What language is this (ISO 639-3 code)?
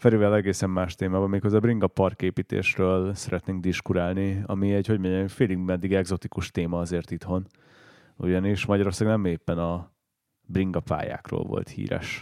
hun